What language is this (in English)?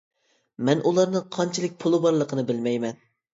Uyghur